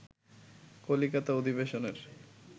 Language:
Bangla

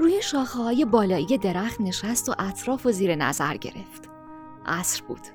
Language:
Persian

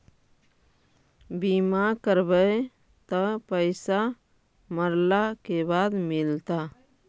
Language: Magahi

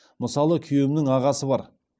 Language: Kazakh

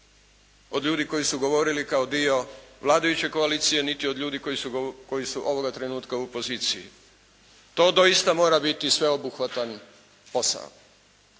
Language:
Croatian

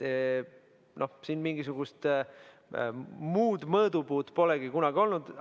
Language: Estonian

